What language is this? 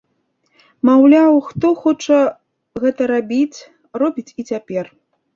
Belarusian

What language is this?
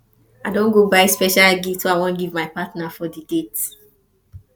Nigerian Pidgin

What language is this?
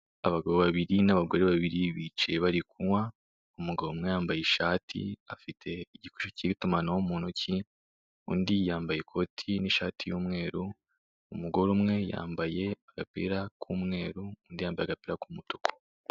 Kinyarwanda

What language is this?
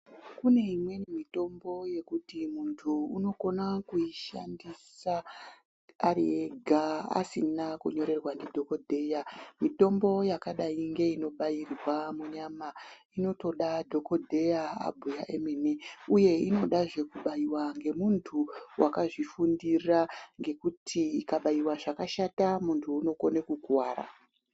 Ndau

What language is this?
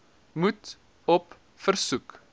Afrikaans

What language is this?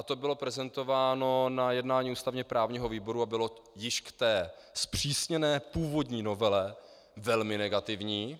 Czech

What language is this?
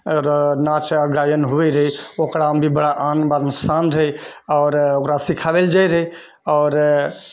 Maithili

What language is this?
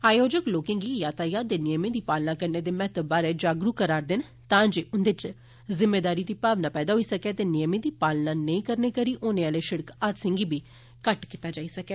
Dogri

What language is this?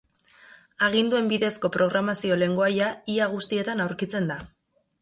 Basque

